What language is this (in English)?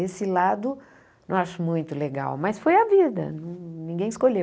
Portuguese